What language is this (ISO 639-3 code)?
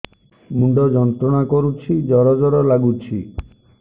ori